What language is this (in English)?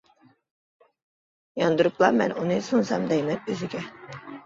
Uyghur